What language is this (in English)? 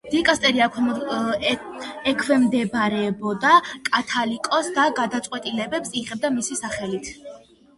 Georgian